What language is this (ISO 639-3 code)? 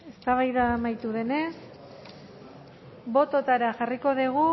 eus